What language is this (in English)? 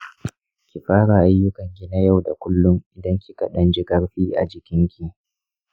Hausa